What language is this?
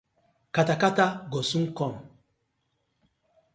Nigerian Pidgin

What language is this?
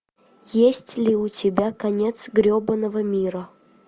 Russian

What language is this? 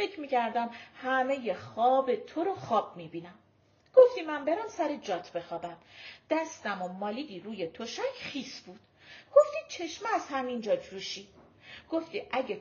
Persian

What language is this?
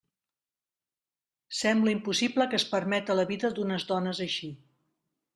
Catalan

